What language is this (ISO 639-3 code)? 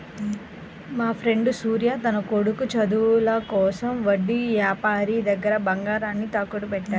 tel